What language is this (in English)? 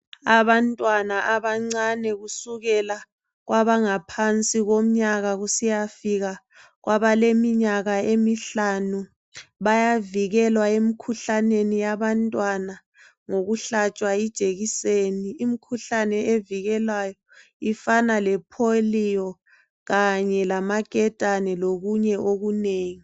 North Ndebele